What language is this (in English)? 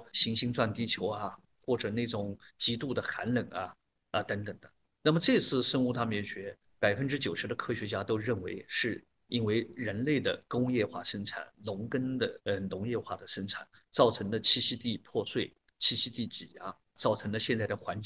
Chinese